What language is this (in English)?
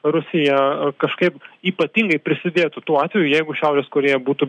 Lithuanian